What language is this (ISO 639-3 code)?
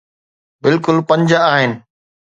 snd